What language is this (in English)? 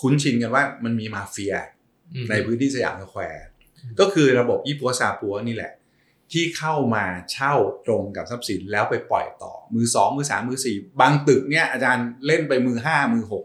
Thai